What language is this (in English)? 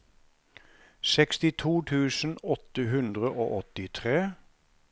Norwegian